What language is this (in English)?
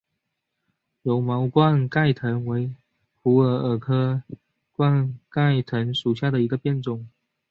Chinese